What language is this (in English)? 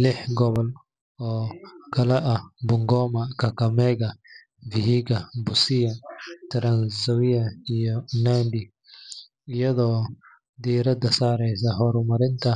Somali